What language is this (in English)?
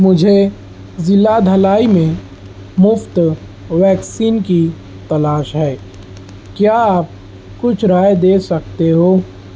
Urdu